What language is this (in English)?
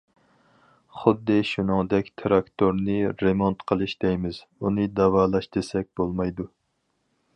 Uyghur